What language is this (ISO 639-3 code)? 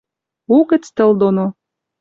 mrj